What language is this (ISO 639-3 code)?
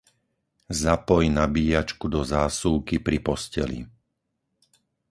slk